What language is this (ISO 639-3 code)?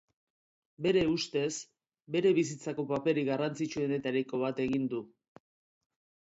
eus